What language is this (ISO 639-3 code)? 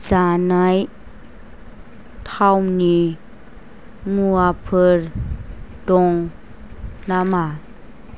brx